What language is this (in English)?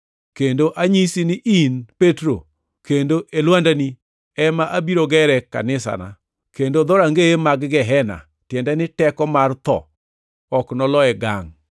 Luo (Kenya and Tanzania)